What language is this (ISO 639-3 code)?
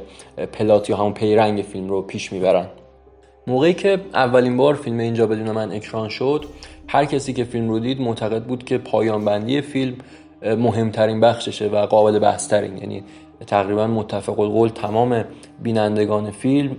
fas